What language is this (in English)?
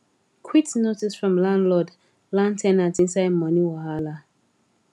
Nigerian Pidgin